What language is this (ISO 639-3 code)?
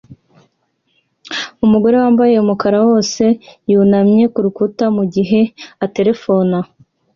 kin